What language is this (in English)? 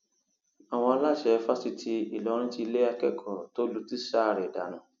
Yoruba